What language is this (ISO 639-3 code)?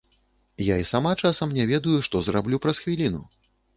bel